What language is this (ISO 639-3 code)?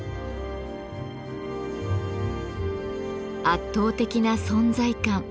jpn